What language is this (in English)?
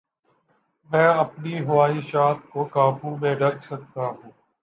Urdu